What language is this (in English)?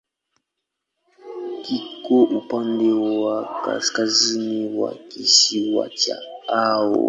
Swahili